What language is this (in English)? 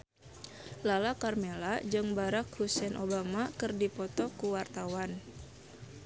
Sundanese